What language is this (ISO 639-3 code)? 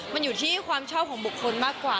tha